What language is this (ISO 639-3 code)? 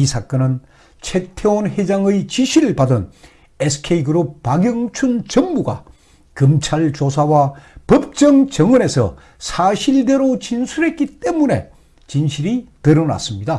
kor